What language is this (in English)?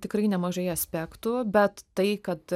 Lithuanian